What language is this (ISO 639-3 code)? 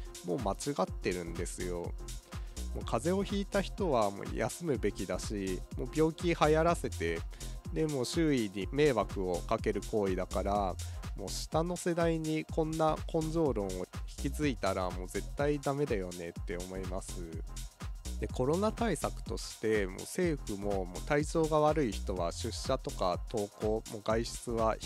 jpn